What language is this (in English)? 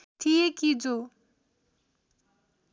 Nepali